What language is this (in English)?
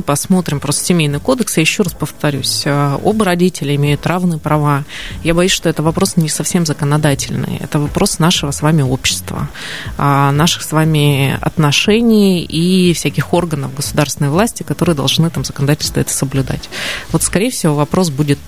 Russian